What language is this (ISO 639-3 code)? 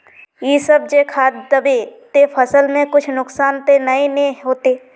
mag